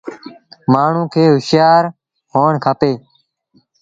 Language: Sindhi Bhil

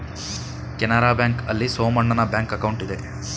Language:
Kannada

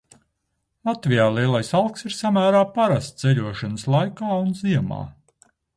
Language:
Latvian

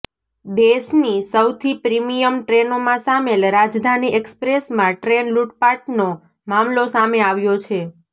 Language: Gujarati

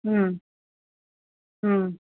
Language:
Marathi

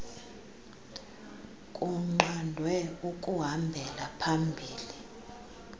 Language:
Xhosa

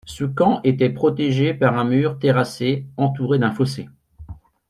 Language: French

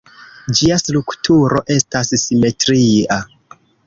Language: Esperanto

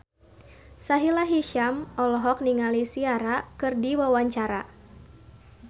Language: Sundanese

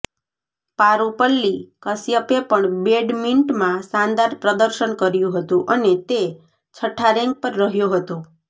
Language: Gujarati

